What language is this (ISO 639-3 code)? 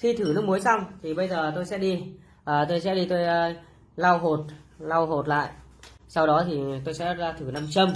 vie